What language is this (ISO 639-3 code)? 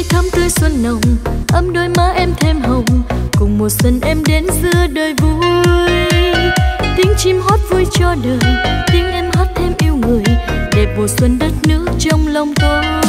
vie